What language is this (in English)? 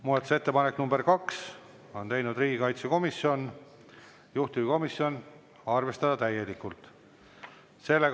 Estonian